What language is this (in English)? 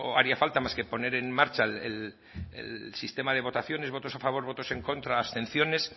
Spanish